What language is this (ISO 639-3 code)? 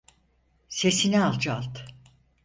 tur